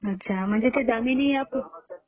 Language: Marathi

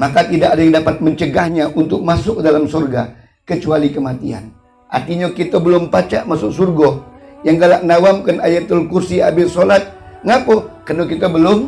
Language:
Indonesian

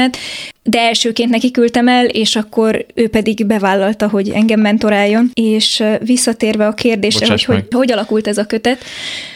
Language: Hungarian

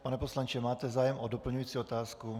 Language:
Czech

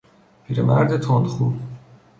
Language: Persian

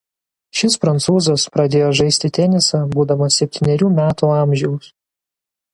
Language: Lithuanian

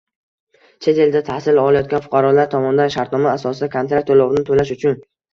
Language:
Uzbek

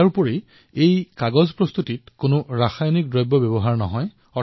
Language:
Assamese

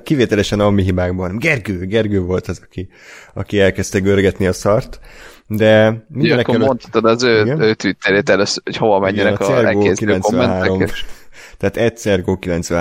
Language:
Hungarian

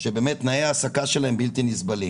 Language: Hebrew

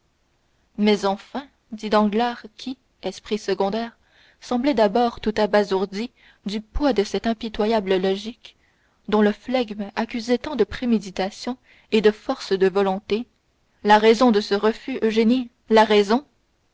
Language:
French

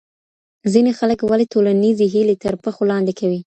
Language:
Pashto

